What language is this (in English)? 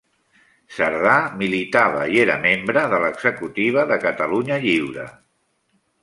Catalan